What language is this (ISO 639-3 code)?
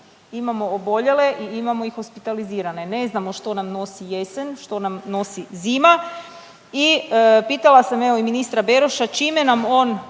hrv